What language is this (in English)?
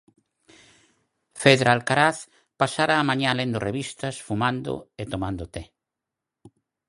Galician